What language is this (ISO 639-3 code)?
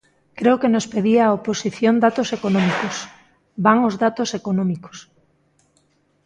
glg